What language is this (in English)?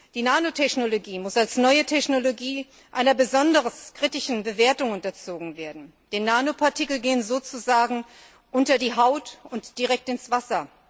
German